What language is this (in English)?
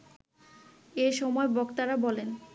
Bangla